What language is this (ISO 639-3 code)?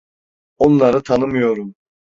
tur